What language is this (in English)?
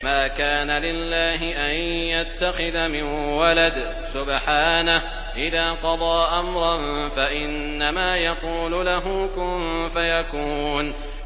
Arabic